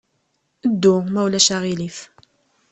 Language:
Kabyle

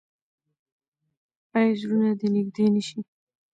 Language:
Pashto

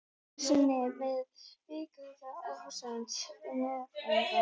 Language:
Icelandic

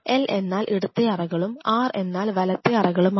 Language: Malayalam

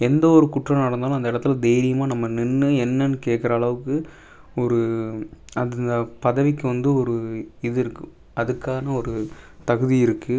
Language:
Tamil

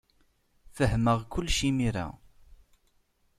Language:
Kabyle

